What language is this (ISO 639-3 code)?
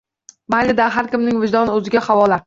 uzb